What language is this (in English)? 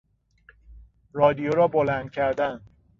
Persian